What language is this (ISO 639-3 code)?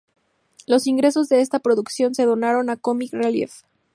spa